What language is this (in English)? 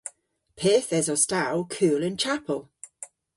Cornish